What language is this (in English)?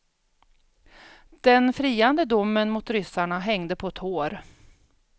Swedish